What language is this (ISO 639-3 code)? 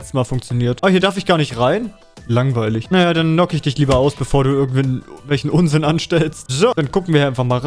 deu